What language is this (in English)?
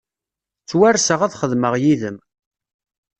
Kabyle